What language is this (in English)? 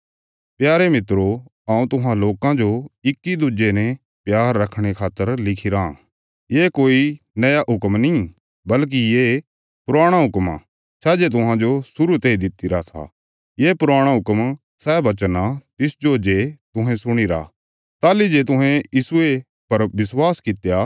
Bilaspuri